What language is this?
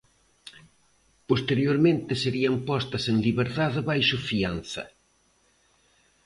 Galician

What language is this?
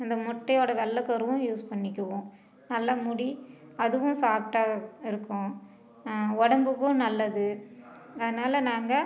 Tamil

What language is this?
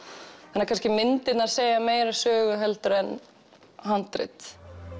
Icelandic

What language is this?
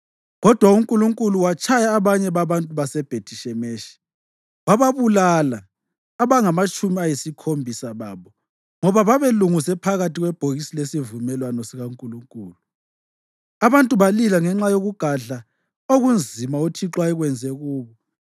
North Ndebele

